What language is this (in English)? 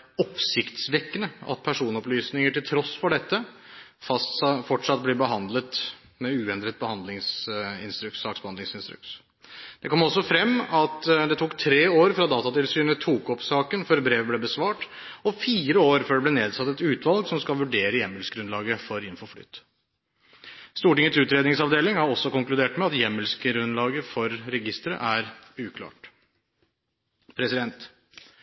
Norwegian Bokmål